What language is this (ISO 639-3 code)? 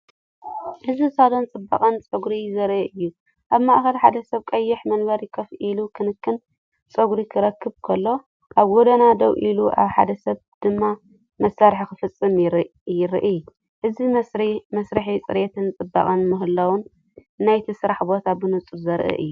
tir